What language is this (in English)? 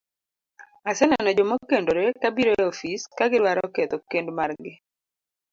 Luo (Kenya and Tanzania)